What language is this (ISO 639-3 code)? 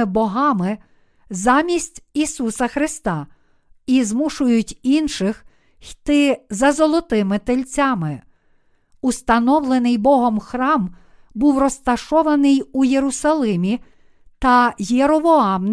ukr